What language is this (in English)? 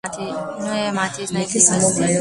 Slovenian